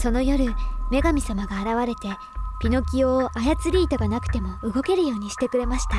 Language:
Japanese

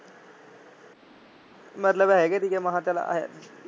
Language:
Punjabi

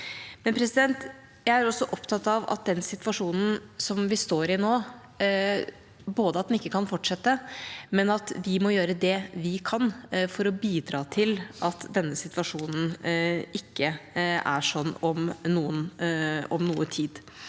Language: Norwegian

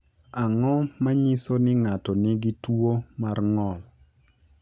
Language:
Luo (Kenya and Tanzania)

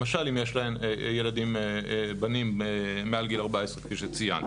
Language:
Hebrew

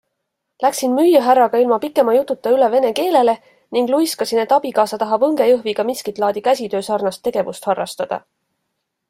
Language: Estonian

